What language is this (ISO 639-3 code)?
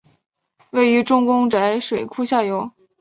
zho